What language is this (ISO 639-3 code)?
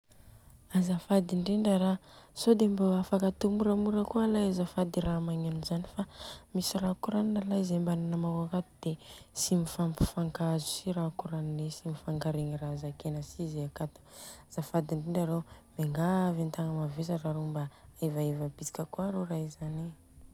bzc